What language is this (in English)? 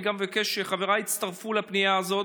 Hebrew